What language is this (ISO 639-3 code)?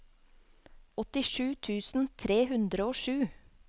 nor